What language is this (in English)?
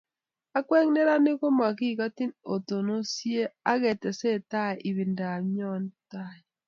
Kalenjin